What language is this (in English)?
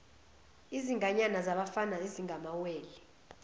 Zulu